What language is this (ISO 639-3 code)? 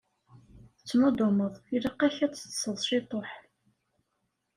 kab